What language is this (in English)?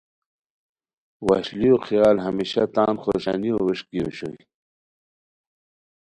Khowar